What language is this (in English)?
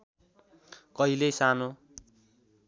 Nepali